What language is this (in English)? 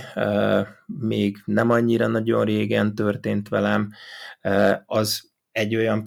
Hungarian